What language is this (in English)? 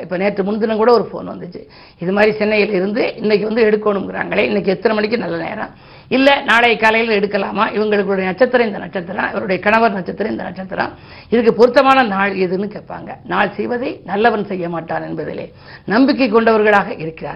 Tamil